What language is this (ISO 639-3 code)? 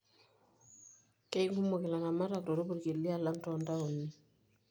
mas